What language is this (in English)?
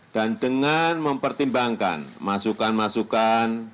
Indonesian